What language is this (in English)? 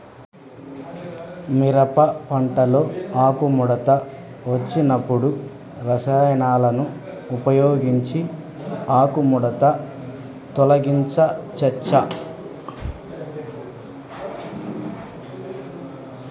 Telugu